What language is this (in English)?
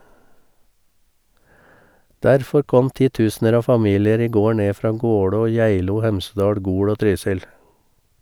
Norwegian